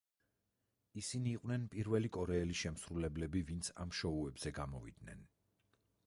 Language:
Georgian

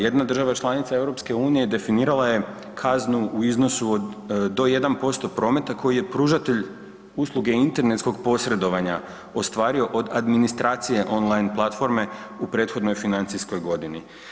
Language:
Croatian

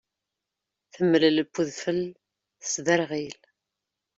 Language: Kabyle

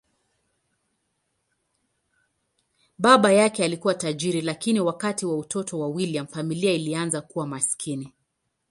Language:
Swahili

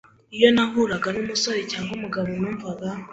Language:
Kinyarwanda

